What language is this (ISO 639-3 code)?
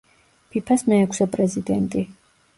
kat